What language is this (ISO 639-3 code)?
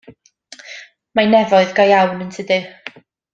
cym